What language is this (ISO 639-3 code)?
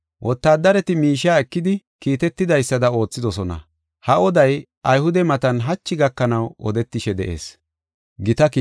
gof